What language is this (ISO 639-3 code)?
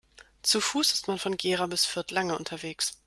deu